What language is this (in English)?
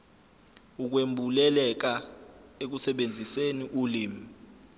Zulu